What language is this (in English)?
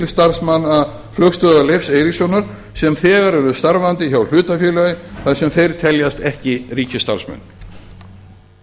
Icelandic